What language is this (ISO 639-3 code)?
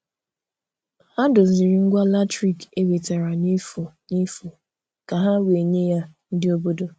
ibo